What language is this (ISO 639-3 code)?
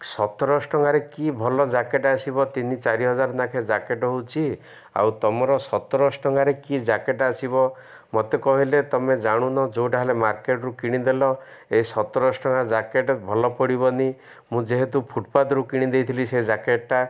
ori